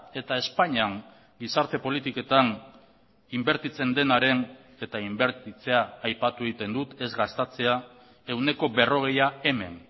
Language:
Basque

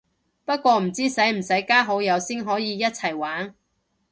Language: Cantonese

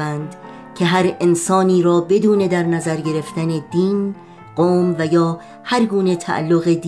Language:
Persian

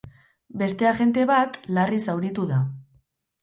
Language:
Basque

